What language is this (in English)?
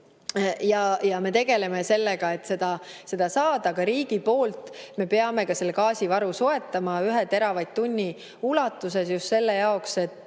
Estonian